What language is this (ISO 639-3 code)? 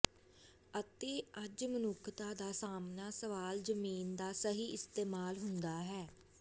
pan